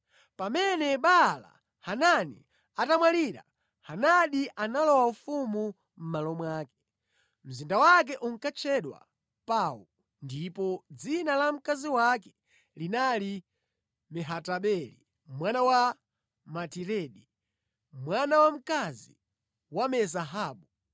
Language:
Nyanja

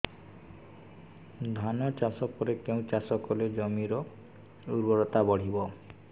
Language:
Odia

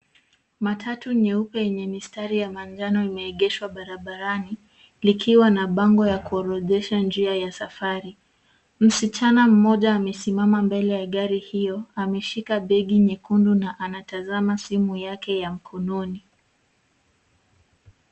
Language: Swahili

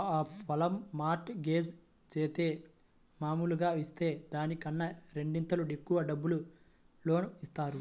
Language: Telugu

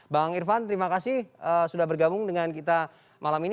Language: Indonesian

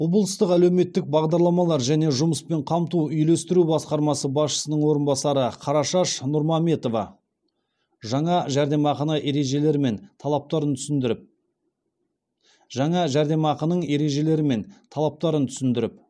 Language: Kazakh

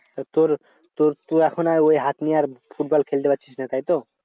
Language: Bangla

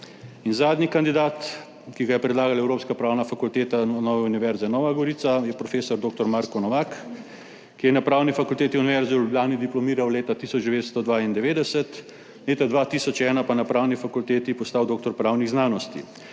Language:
Slovenian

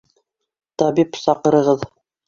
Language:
Bashkir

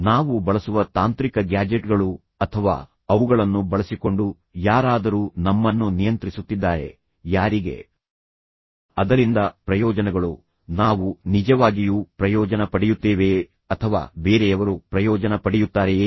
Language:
Kannada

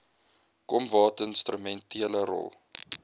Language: Afrikaans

